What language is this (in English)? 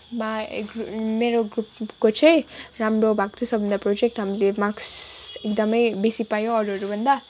Nepali